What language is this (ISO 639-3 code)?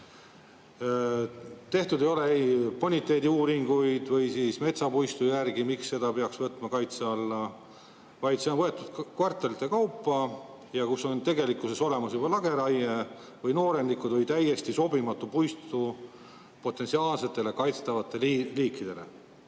est